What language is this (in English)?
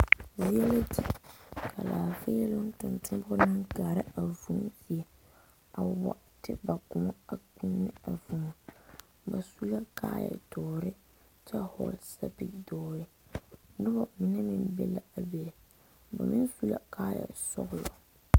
Southern Dagaare